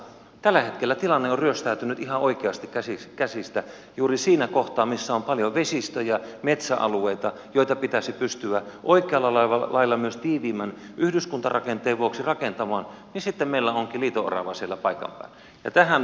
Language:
Finnish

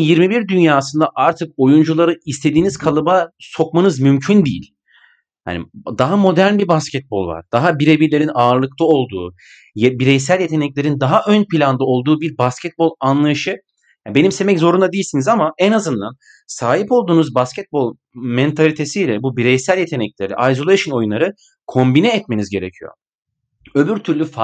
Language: Turkish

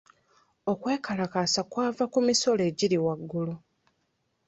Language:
Ganda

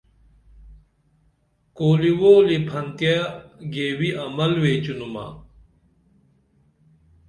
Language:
Dameli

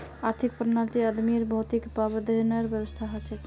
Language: Magahi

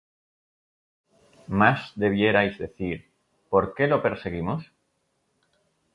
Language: Spanish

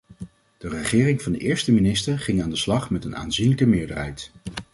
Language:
Dutch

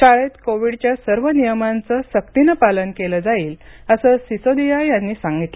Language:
Marathi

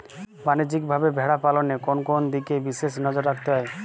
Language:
Bangla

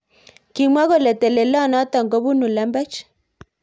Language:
Kalenjin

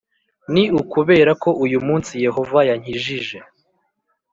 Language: Kinyarwanda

